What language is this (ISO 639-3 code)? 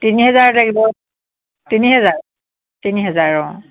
asm